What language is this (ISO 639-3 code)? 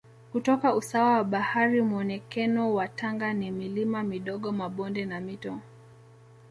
swa